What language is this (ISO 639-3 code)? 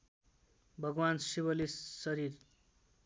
nep